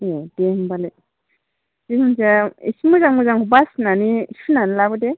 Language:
Bodo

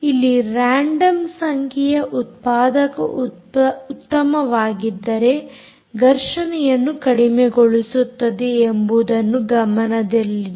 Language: Kannada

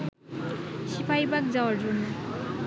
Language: Bangla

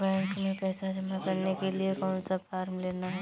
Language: Hindi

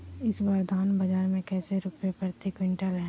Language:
Magahi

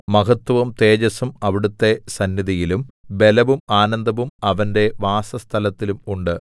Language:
Malayalam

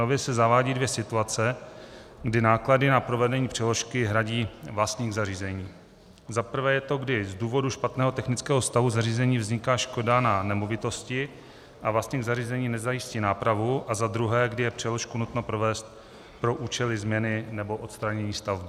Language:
Czech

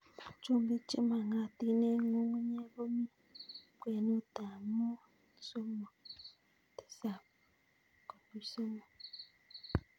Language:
Kalenjin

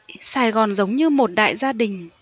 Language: Vietnamese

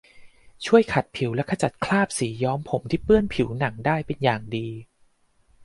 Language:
Thai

